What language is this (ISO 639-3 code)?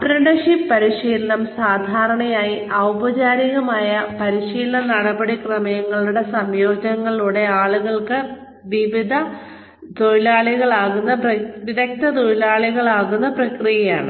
mal